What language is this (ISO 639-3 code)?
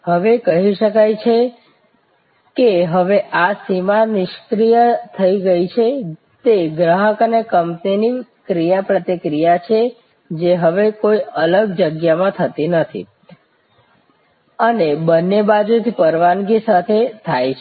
guj